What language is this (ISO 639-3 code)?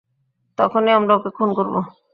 ben